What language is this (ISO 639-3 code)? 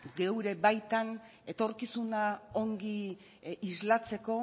eus